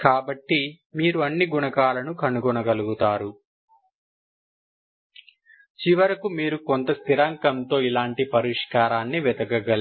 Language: Telugu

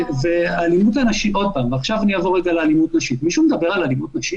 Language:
Hebrew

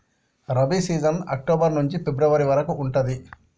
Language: Telugu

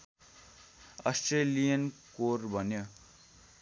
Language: Nepali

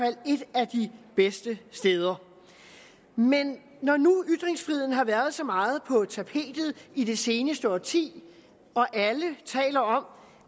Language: Danish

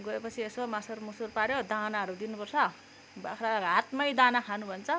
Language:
Nepali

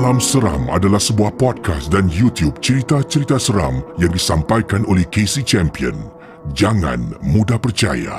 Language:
Malay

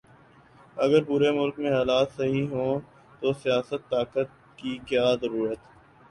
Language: Urdu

